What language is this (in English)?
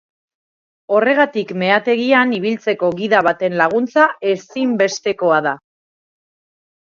Basque